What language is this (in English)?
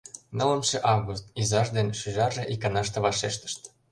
Mari